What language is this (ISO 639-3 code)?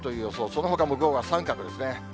jpn